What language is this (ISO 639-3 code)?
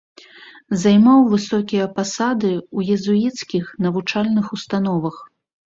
bel